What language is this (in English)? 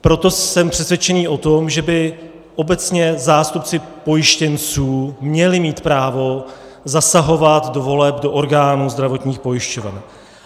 Czech